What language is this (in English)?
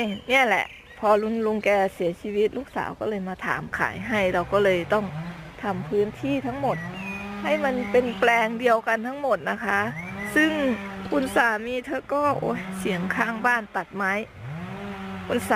Thai